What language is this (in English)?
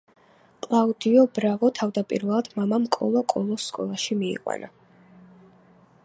Georgian